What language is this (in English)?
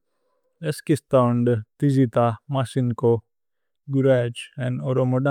Tulu